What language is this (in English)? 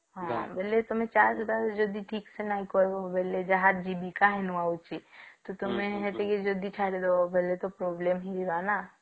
Odia